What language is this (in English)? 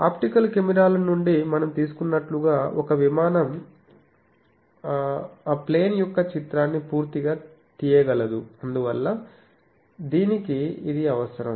Telugu